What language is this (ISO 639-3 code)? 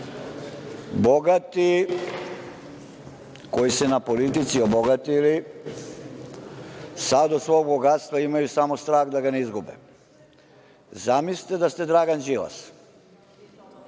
srp